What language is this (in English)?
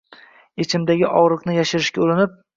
Uzbek